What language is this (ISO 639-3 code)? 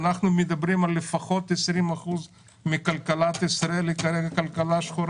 heb